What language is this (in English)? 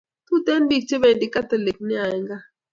Kalenjin